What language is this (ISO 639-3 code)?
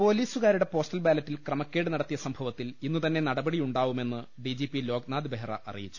mal